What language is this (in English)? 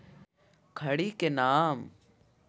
Magahi